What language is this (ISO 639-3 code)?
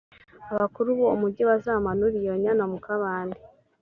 kin